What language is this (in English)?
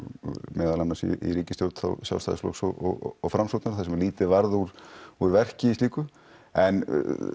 Icelandic